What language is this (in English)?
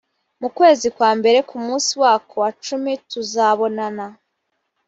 Kinyarwanda